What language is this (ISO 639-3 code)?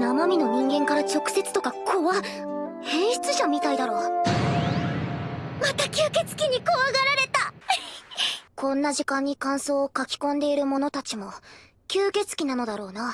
jpn